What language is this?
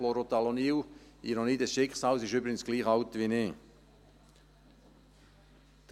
Swiss German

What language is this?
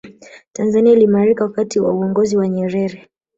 Swahili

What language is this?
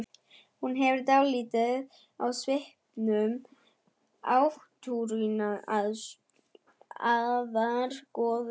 Icelandic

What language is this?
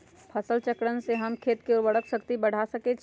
Magahi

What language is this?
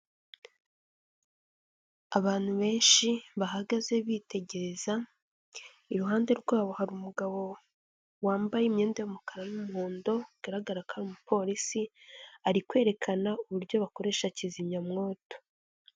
Kinyarwanda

